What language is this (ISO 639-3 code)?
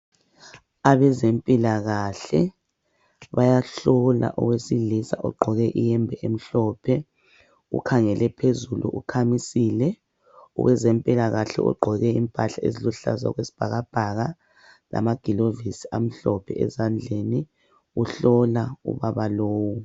nde